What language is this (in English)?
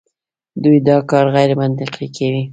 Pashto